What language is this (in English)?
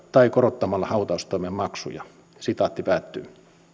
Finnish